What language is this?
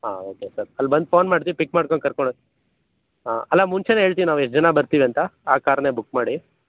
Kannada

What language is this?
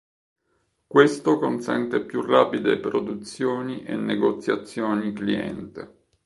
Italian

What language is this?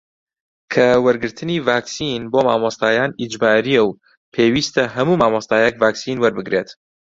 Central Kurdish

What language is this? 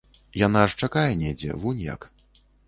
Belarusian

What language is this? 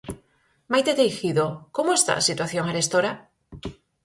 Galician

